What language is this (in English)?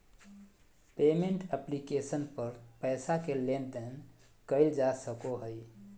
Magahi